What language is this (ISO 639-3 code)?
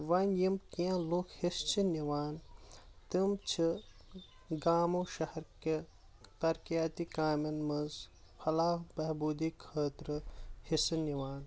kas